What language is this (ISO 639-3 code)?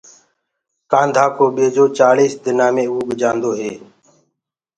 ggg